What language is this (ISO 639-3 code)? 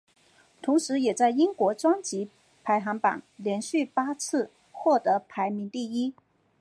zho